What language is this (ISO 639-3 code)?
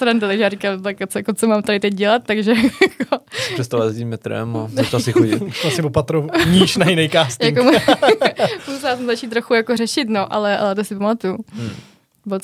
ces